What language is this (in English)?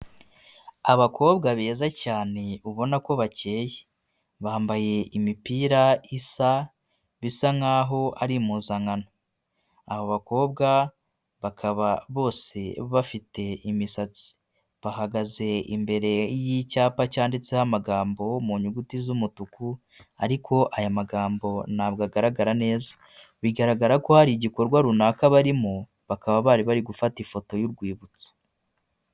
Kinyarwanda